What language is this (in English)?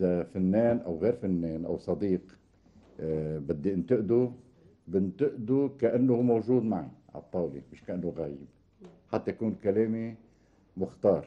Arabic